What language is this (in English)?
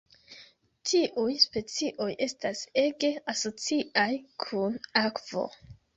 Esperanto